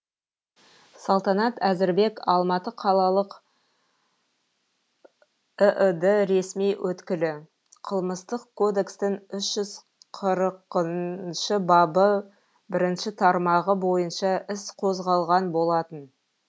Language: Kazakh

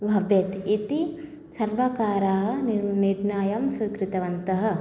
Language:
Sanskrit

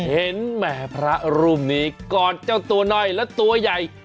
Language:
Thai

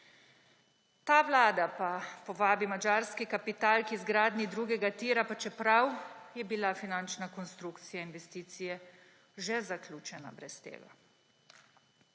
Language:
Slovenian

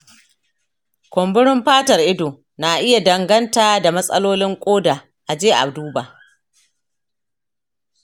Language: Hausa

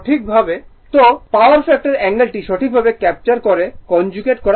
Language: Bangla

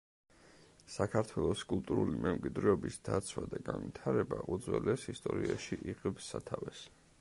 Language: Georgian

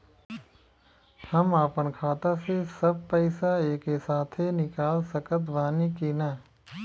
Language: Bhojpuri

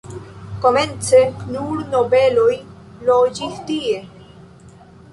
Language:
Esperanto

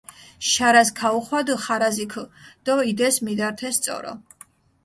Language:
Mingrelian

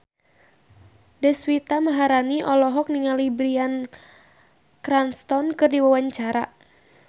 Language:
Sundanese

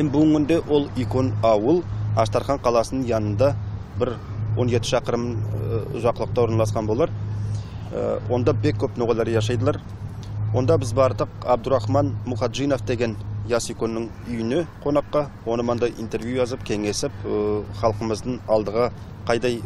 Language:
Turkish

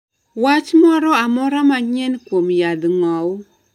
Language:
Luo (Kenya and Tanzania)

